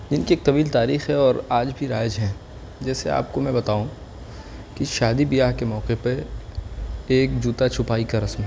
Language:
Urdu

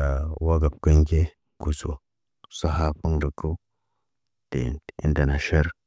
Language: Naba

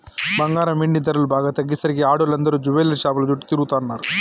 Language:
Telugu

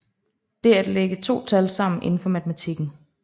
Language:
Danish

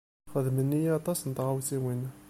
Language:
Kabyle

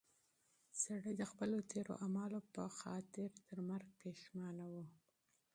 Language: Pashto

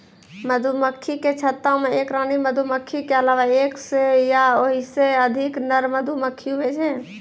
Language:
Maithili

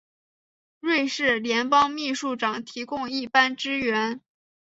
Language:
Chinese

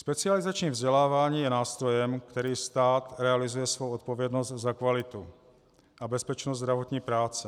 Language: Czech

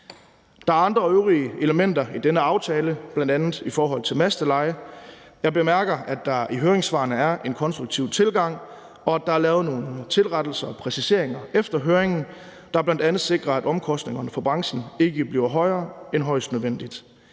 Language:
Danish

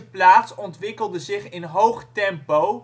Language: Dutch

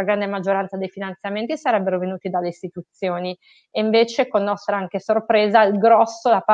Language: Italian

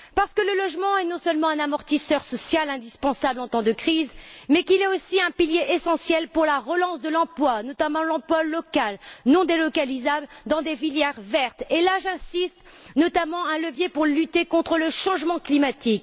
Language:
French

